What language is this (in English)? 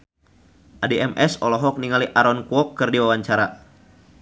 Sundanese